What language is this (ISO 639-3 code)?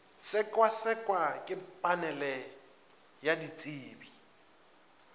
nso